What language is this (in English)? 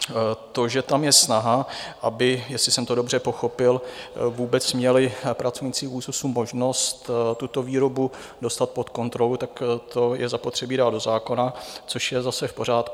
Czech